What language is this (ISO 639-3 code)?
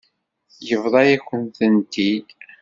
kab